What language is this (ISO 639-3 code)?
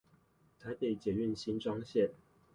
zho